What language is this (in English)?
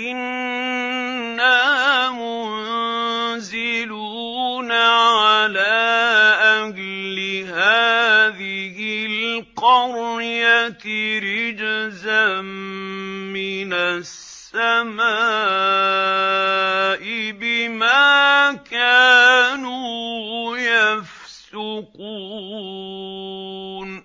Arabic